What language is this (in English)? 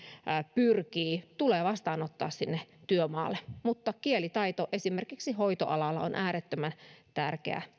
Finnish